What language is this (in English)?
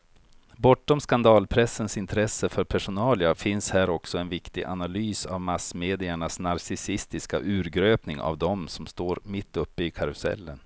Swedish